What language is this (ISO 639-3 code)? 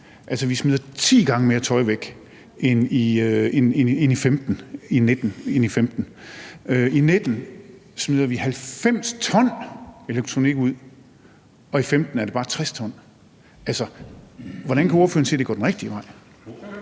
dan